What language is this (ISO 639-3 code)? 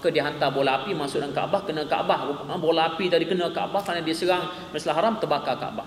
msa